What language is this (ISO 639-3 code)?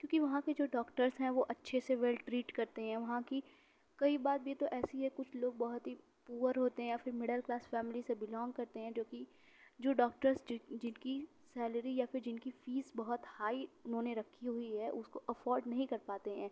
urd